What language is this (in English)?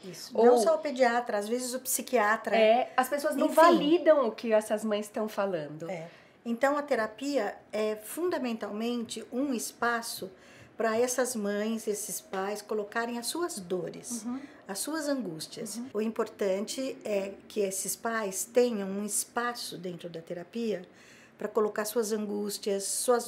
Portuguese